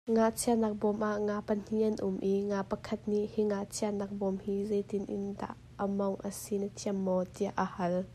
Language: Hakha Chin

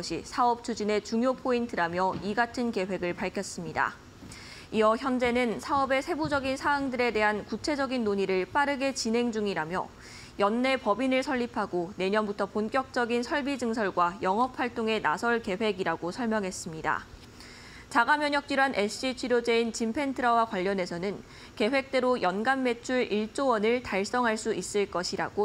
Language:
Korean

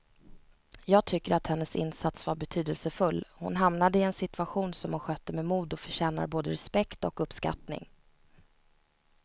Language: Swedish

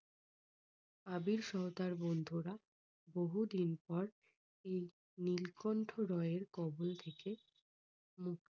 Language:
Bangla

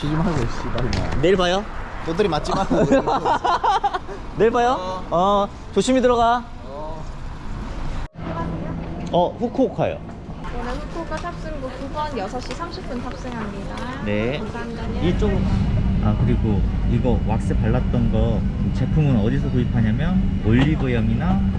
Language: Korean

